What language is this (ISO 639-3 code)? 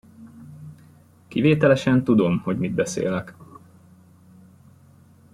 hun